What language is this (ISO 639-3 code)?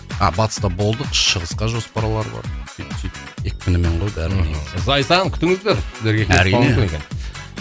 kaz